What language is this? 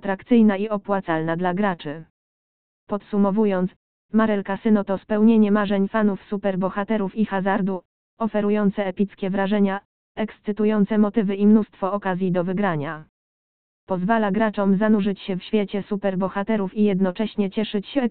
Polish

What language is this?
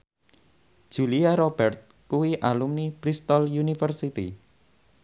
Javanese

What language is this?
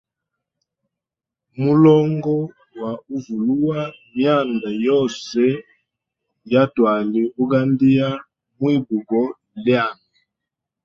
Hemba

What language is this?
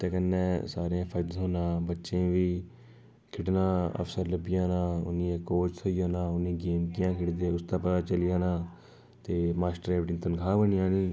Dogri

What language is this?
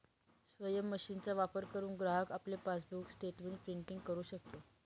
Marathi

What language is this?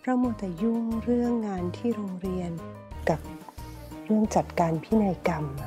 Thai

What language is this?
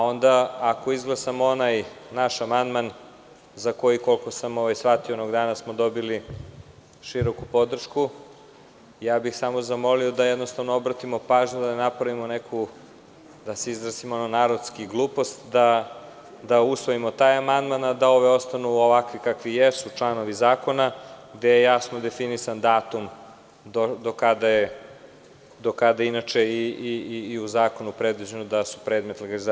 Serbian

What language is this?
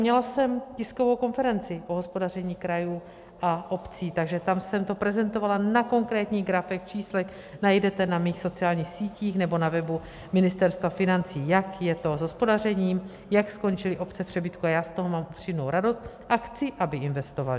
Czech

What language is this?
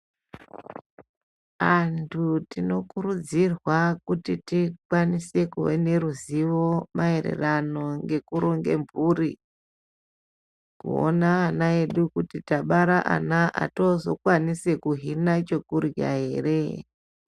Ndau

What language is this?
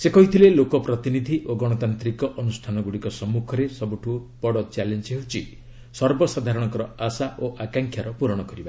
Odia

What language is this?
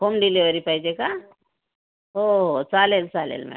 Marathi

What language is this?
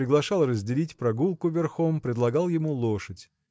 Russian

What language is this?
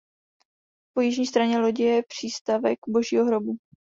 Czech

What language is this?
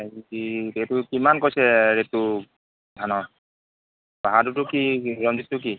Assamese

